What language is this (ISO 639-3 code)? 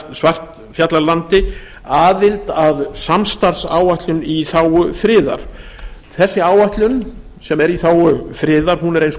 isl